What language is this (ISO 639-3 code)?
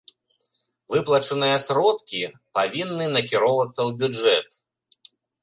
bel